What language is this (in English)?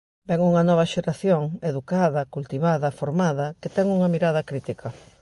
Galician